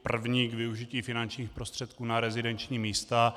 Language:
Czech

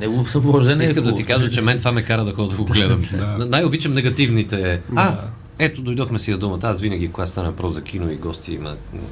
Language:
Bulgarian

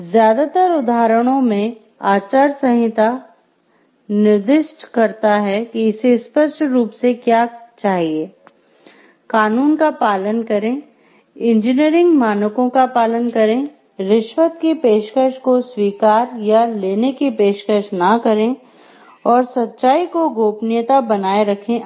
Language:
Hindi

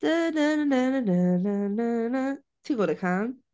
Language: Welsh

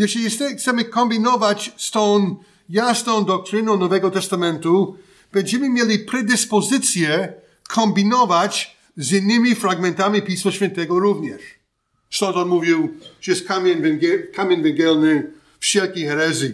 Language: Polish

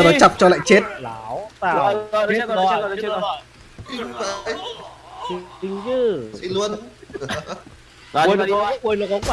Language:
Vietnamese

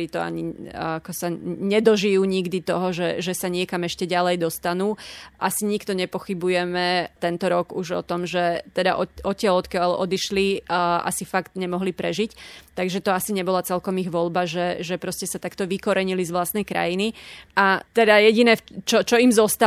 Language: Slovak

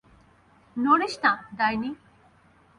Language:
Bangla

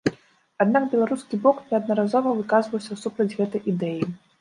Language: Belarusian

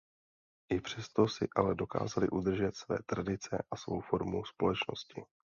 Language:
Czech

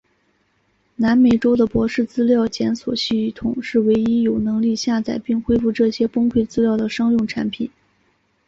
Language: Chinese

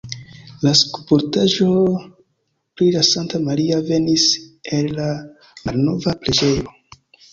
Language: Esperanto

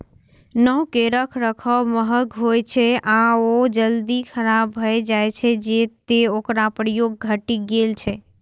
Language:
Maithili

